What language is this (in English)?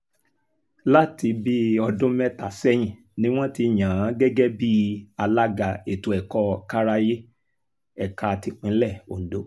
Yoruba